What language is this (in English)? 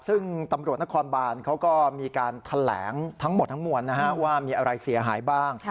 Thai